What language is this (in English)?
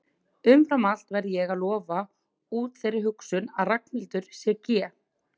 Icelandic